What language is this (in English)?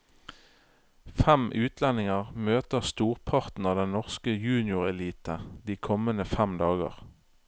Norwegian